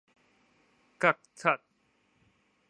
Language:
Min Nan Chinese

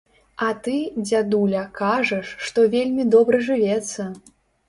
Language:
Belarusian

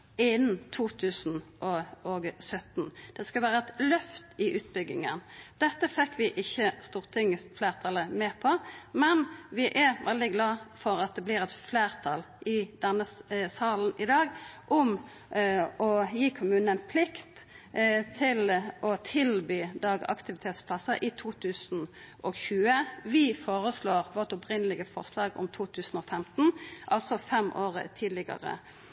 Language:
Norwegian Nynorsk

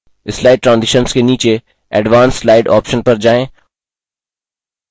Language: Hindi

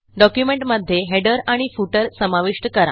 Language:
Marathi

